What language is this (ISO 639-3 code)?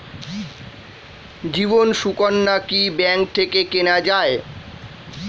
ben